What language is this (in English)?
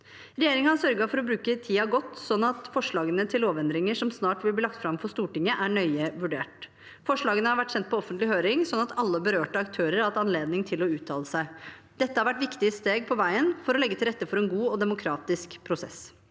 Norwegian